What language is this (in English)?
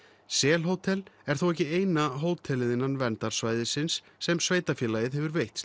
Icelandic